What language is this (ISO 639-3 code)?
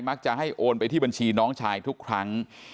tha